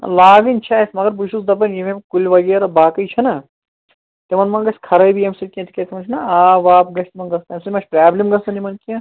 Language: Kashmiri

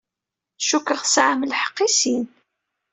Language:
Kabyle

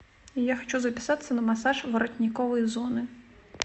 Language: Russian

